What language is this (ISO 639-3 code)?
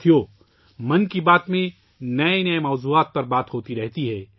urd